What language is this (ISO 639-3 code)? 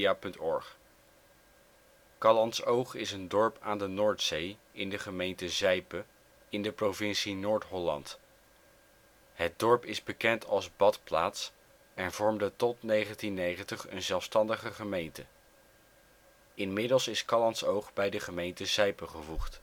nld